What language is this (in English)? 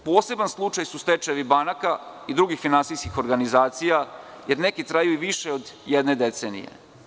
Serbian